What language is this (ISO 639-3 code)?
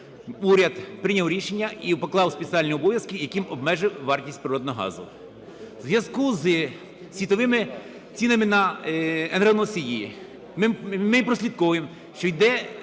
ukr